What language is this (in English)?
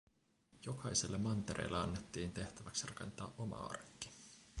Finnish